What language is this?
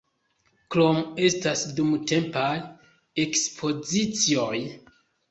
Esperanto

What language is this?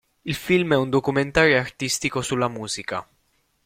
Italian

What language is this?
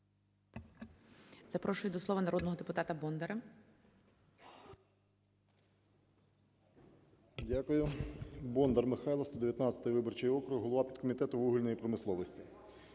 Ukrainian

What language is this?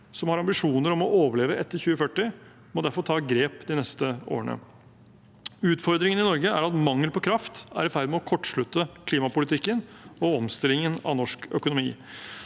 Norwegian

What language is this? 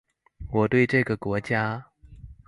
Chinese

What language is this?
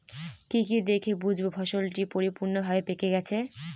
Bangla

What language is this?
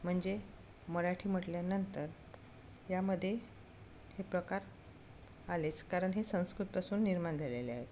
Marathi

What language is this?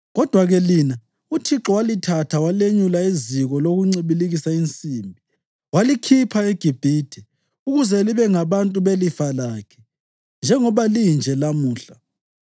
North Ndebele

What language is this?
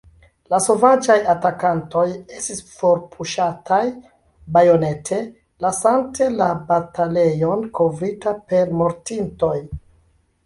Esperanto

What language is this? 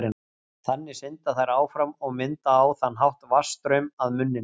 Icelandic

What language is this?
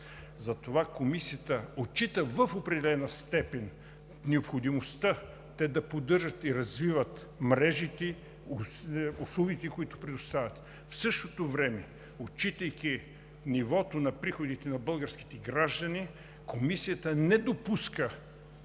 Bulgarian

